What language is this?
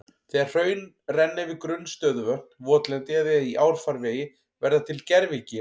Icelandic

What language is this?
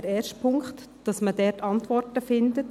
Swiss German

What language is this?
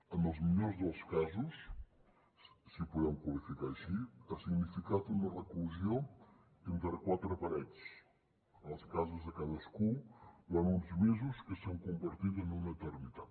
Catalan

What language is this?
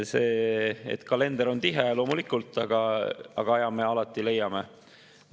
Estonian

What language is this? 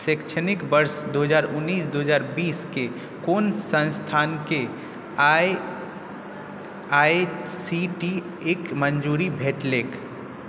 Maithili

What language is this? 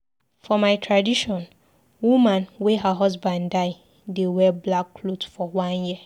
Nigerian Pidgin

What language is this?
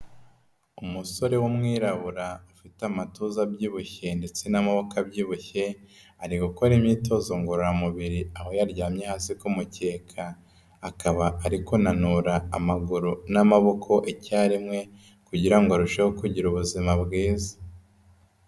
Kinyarwanda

